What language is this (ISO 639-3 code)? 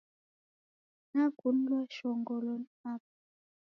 dav